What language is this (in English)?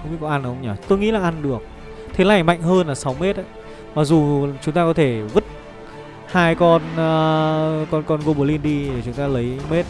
Vietnamese